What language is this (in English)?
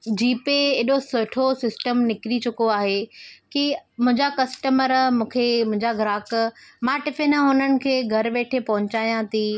Sindhi